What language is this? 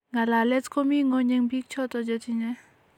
Kalenjin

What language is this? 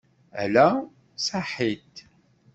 Kabyle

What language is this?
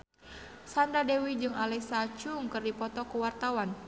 Sundanese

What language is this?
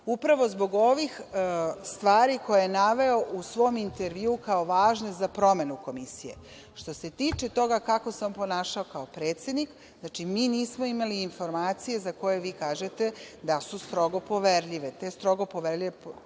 Serbian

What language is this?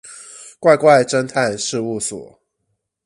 Chinese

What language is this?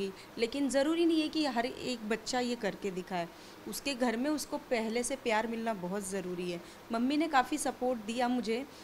Hindi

